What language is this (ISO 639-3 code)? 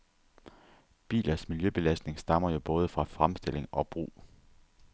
dan